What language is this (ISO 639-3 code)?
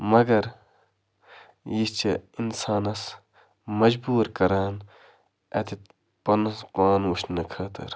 kas